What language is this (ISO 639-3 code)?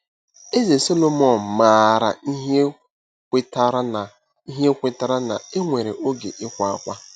ibo